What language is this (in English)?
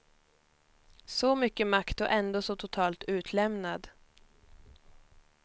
Swedish